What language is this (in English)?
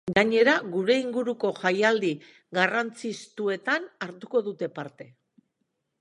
Basque